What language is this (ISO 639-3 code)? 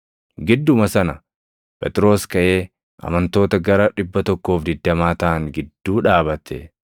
orm